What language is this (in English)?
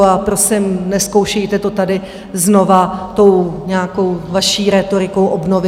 Czech